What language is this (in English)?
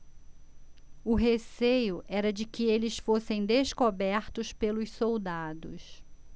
Portuguese